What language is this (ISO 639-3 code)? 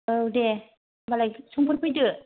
brx